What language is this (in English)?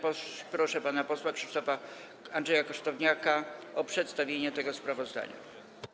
Polish